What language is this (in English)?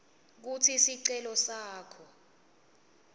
Swati